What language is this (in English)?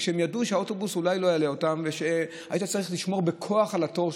Hebrew